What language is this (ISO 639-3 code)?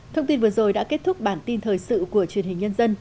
vie